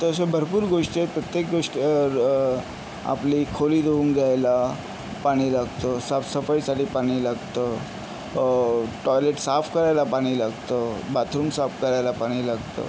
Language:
Marathi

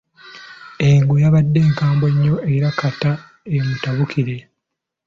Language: Ganda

